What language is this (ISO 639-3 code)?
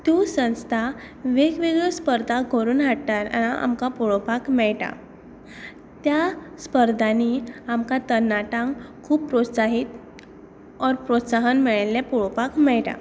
kok